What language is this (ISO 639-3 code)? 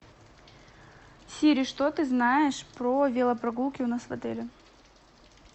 rus